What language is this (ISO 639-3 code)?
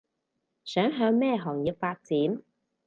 yue